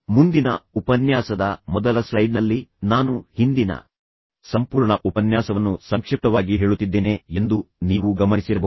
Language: Kannada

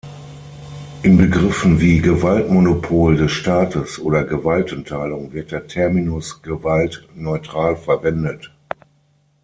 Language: German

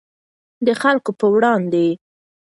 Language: Pashto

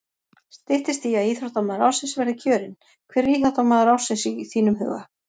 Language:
Icelandic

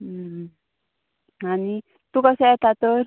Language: Konkani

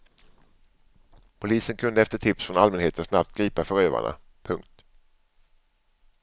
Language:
Swedish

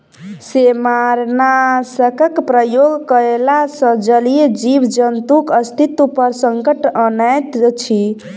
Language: Maithili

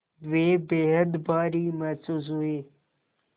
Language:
Hindi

